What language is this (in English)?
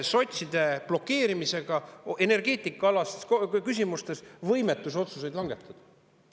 Estonian